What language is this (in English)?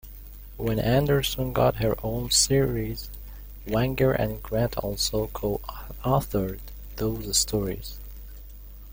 English